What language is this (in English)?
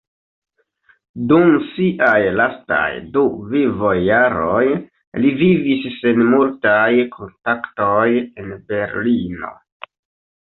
Esperanto